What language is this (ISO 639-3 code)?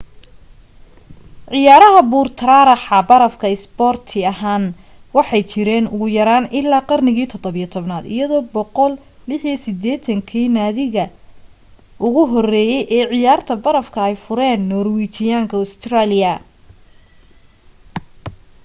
som